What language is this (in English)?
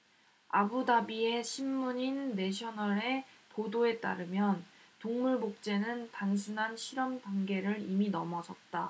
Korean